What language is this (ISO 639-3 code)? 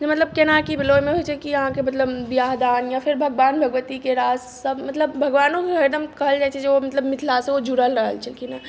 mai